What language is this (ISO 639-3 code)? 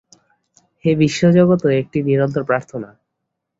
ben